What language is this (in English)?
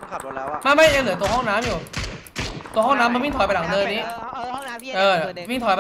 Thai